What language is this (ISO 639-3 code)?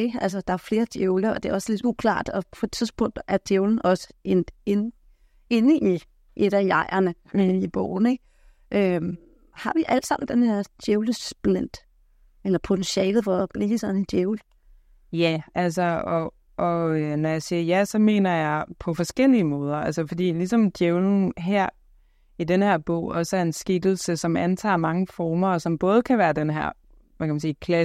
dan